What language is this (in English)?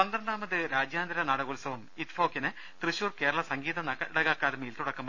Malayalam